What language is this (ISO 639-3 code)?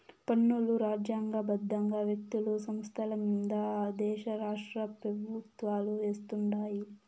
tel